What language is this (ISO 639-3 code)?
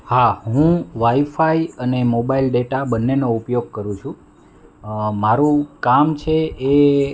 guj